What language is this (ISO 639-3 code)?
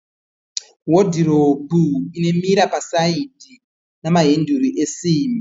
sna